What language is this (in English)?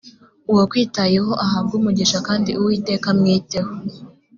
Kinyarwanda